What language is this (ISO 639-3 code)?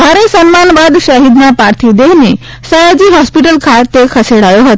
guj